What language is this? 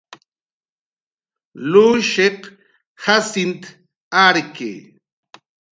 Jaqaru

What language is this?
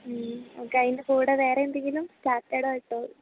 Malayalam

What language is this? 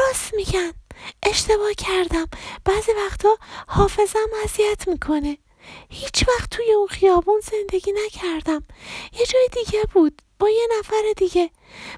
Persian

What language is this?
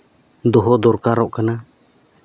Santali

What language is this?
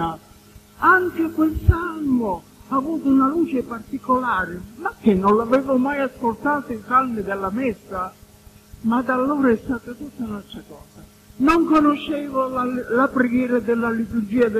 Italian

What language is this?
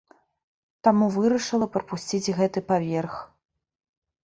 Belarusian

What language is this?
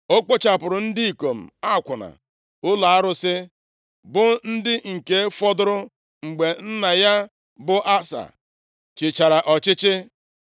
Igbo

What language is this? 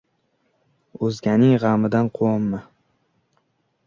Uzbek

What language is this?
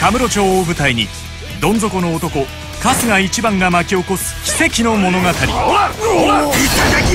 Japanese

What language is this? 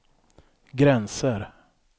Swedish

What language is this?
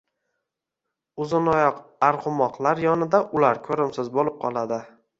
Uzbek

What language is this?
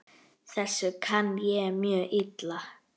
Icelandic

